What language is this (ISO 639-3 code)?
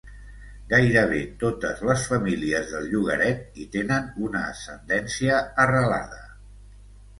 cat